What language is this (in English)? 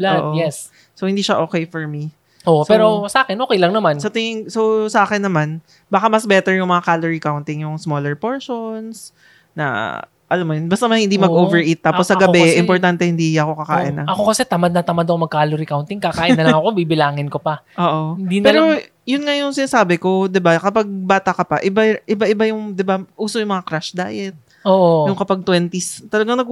Filipino